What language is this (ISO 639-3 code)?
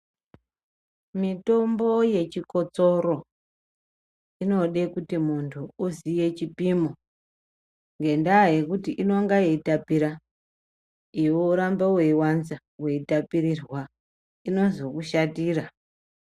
ndc